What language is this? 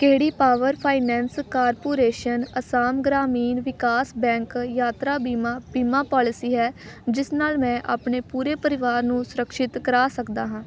Punjabi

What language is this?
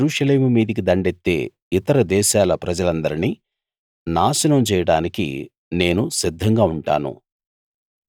Telugu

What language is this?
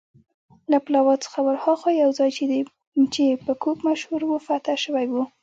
Pashto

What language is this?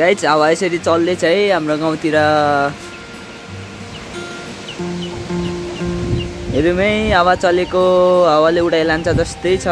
Thai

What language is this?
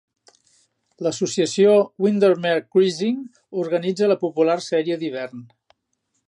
Catalan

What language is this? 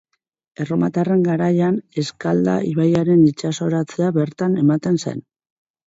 Basque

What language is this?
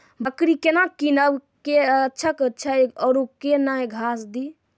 Maithili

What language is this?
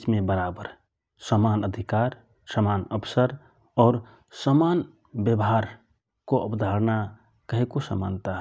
Rana Tharu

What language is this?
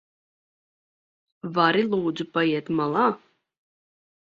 Latvian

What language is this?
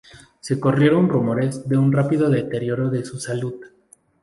Spanish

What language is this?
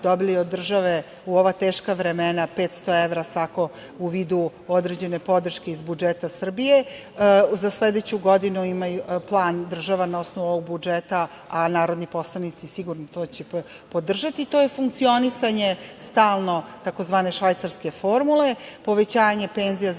Serbian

